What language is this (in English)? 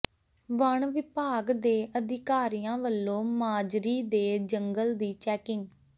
Punjabi